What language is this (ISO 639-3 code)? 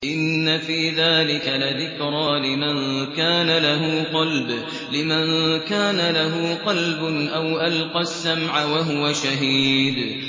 ara